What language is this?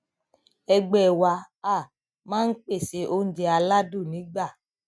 Yoruba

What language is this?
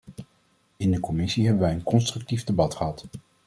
Dutch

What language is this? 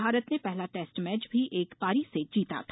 Hindi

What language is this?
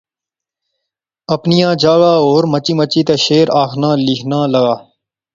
Pahari-Potwari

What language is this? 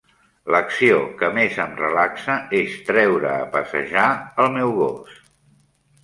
Catalan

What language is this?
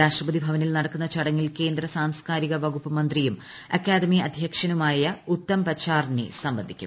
Malayalam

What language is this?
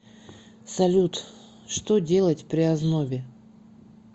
Russian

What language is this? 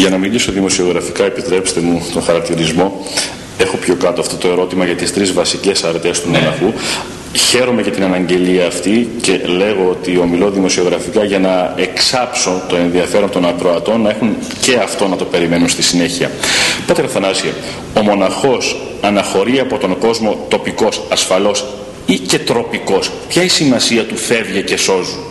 Greek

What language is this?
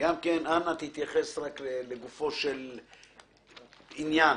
Hebrew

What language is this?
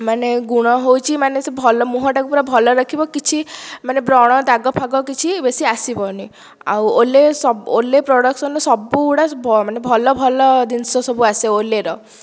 Odia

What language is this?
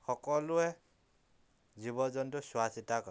Assamese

